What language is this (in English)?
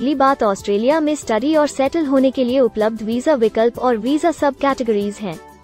Hindi